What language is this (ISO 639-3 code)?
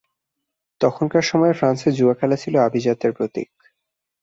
ben